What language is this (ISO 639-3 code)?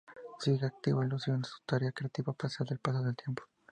spa